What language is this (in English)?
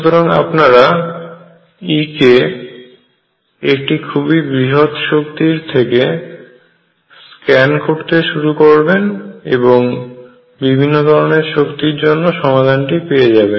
Bangla